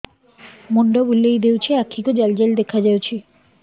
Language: Odia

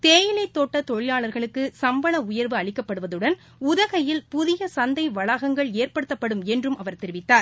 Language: Tamil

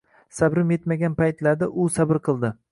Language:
Uzbek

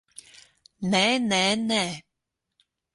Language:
Latvian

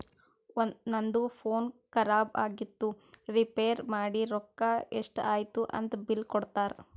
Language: Kannada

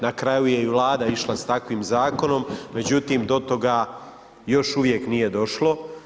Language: Croatian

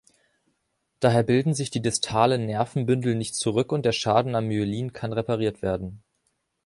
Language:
German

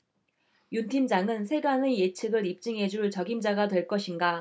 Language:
Korean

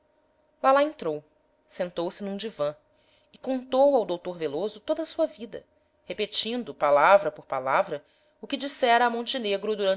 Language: Portuguese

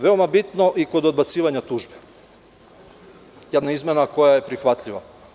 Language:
Serbian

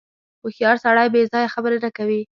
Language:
Pashto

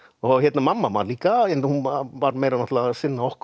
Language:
Icelandic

